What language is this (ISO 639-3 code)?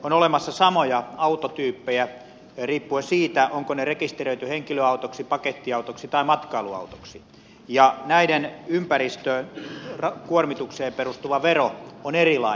fin